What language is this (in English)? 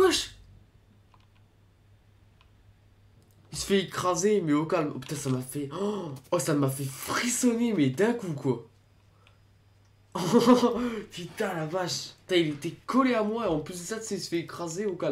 French